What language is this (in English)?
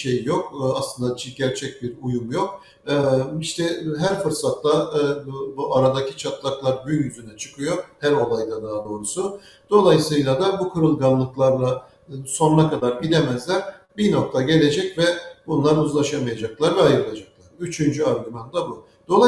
Turkish